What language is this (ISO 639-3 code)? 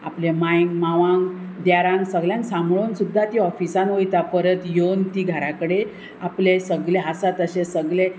kok